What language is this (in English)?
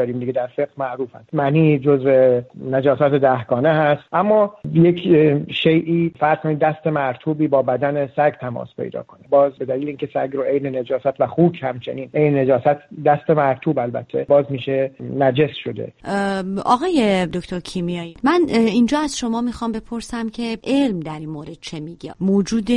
Persian